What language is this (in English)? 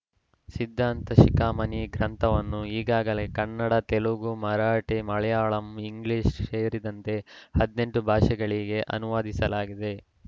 Kannada